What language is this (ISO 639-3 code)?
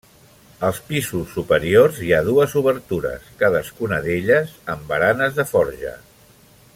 cat